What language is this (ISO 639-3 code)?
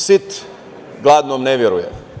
srp